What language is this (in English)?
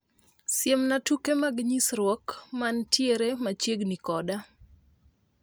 Luo (Kenya and Tanzania)